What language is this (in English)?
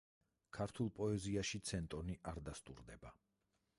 Georgian